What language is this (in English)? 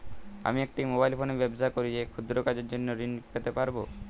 Bangla